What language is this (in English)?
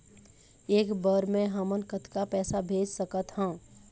Chhattisgarhi